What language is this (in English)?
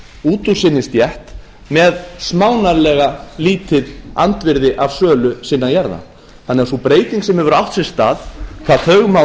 Icelandic